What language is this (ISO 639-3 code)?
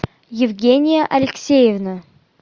rus